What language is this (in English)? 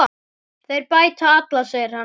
Icelandic